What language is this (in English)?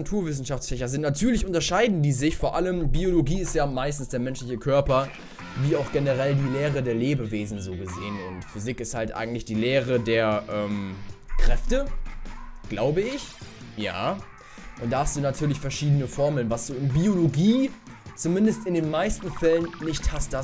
German